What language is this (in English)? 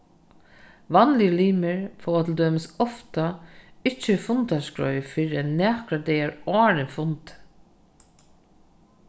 Faroese